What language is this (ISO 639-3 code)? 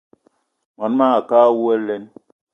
eto